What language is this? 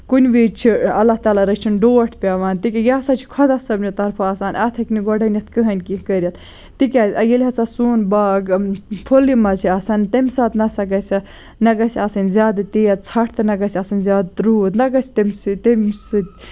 Kashmiri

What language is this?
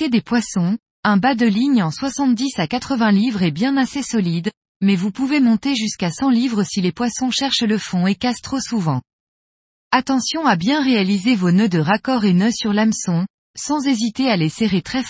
French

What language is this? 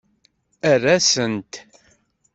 Kabyle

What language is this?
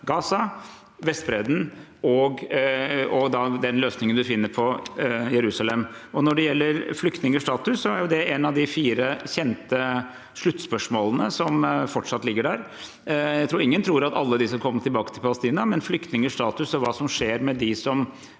Norwegian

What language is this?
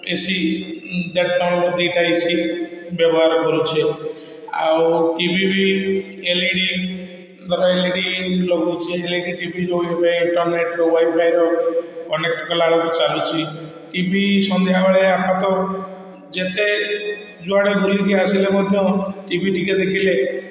Odia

